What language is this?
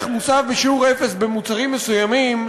Hebrew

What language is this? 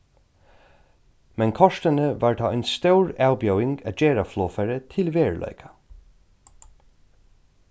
Faroese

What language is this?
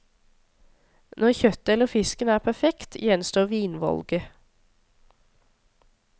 Norwegian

